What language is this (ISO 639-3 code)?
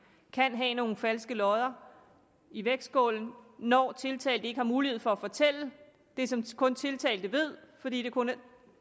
dan